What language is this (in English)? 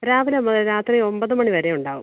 Malayalam